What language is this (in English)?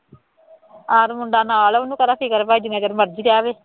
Punjabi